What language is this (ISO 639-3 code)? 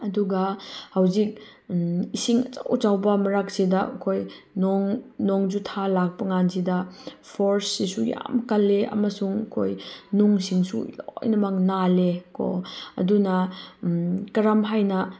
mni